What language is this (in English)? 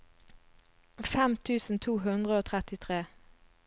Norwegian